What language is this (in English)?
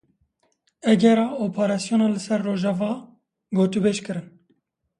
Kurdish